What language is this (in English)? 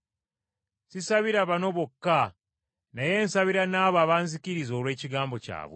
Ganda